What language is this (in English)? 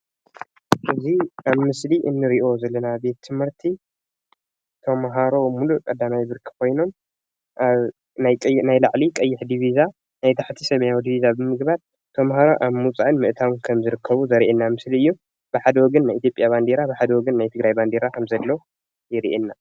Tigrinya